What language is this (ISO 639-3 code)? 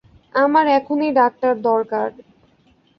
ben